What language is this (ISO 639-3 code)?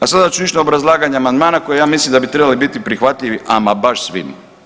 hrv